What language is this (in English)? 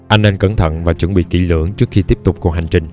Vietnamese